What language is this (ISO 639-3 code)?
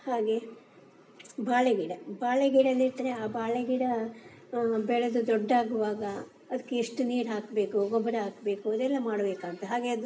kan